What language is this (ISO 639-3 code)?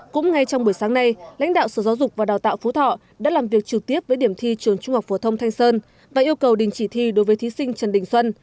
vie